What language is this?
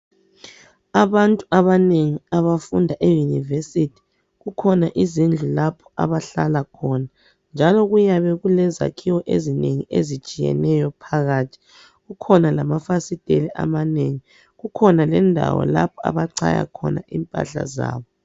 North Ndebele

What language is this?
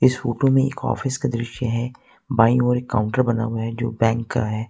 Hindi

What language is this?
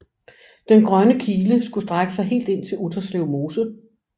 Danish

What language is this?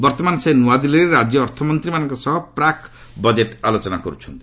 Odia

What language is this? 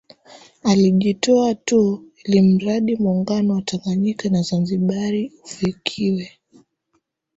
Swahili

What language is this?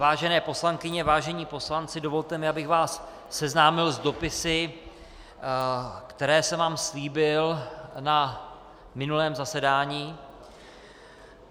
Czech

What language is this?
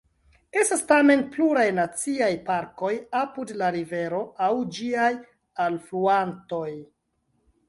Esperanto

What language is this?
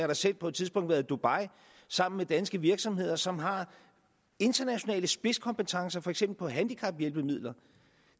Danish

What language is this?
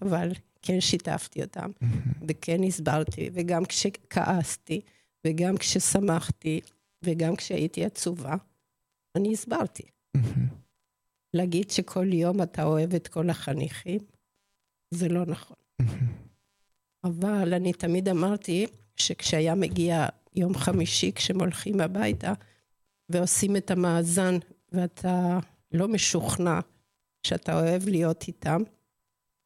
Hebrew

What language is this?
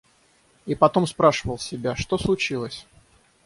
Russian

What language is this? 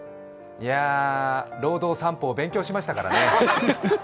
Japanese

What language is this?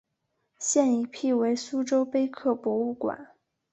Chinese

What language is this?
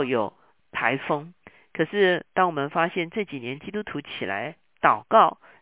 Chinese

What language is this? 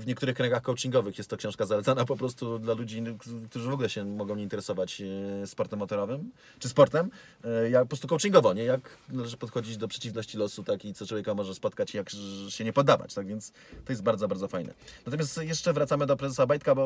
Polish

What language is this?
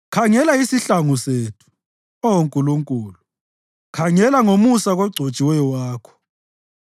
North Ndebele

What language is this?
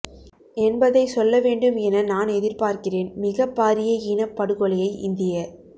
Tamil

